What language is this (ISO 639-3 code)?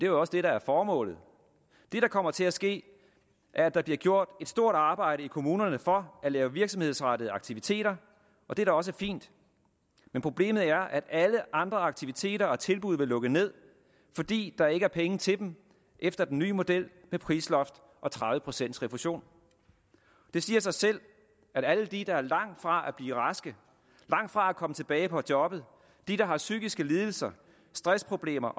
dan